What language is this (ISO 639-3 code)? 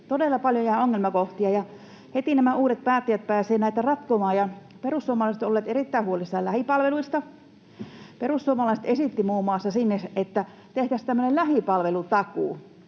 fin